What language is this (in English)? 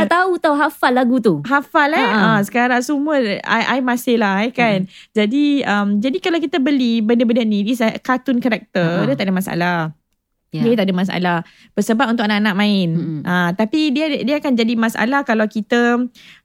Malay